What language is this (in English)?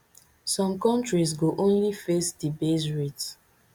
Nigerian Pidgin